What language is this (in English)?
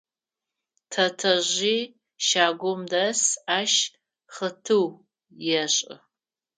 Adyghe